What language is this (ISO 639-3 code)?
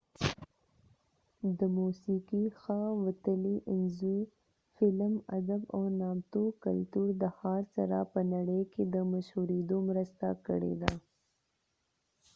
pus